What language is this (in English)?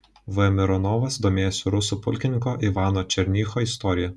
Lithuanian